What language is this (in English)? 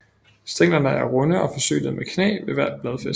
Danish